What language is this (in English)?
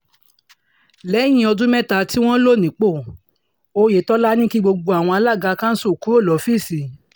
Yoruba